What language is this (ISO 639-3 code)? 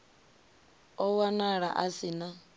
ven